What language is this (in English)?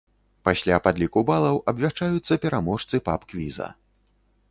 Belarusian